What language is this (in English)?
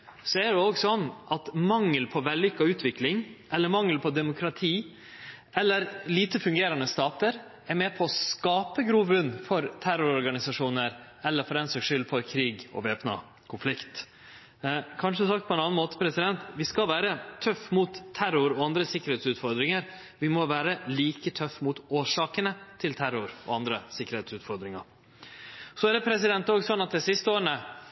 Norwegian Nynorsk